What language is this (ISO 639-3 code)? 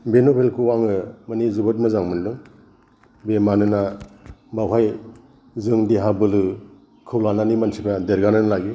brx